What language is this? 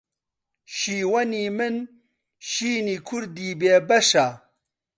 Central Kurdish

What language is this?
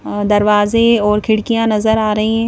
Hindi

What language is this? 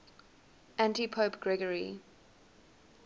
English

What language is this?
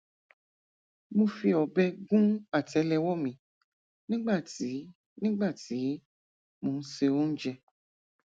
Yoruba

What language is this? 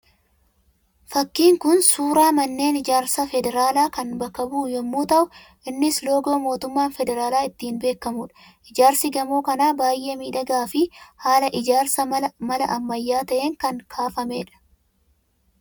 Oromo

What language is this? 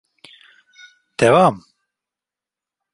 Turkish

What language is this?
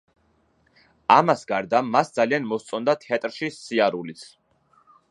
Georgian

